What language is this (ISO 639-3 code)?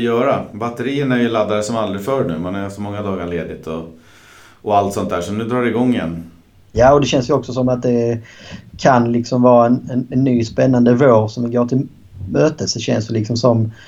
swe